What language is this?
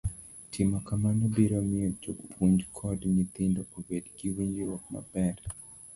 Luo (Kenya and Tanzania)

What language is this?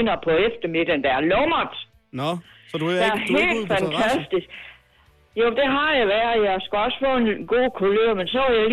Danish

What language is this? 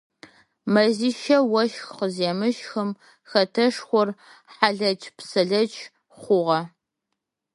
Adyghe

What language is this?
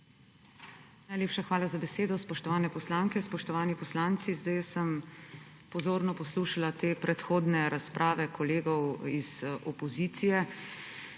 Slovenian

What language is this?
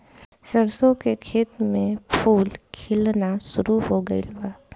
Bhojpuri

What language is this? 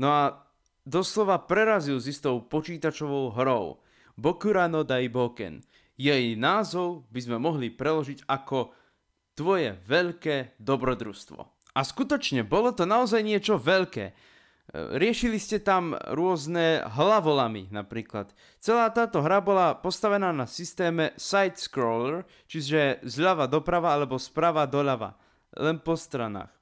Slovak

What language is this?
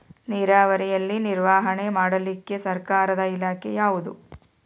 Kannada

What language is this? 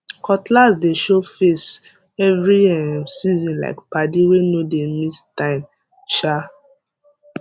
Nigerian Pidgin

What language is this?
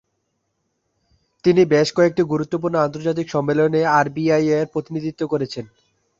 Bangla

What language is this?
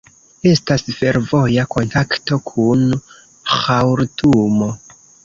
Esperanto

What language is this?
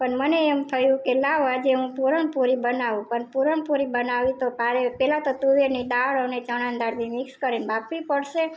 Gujarati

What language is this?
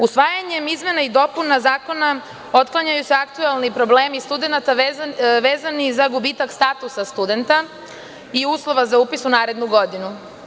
Serbian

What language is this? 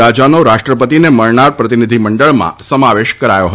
Gujarati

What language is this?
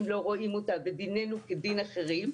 Hebrew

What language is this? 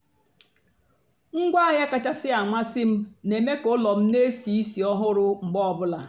Igbo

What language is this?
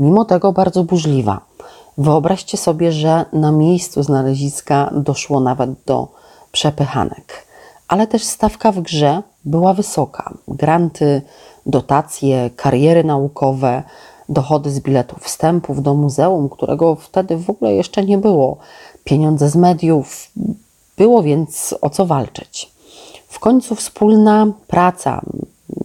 Polish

